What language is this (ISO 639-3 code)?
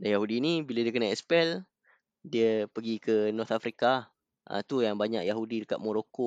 msa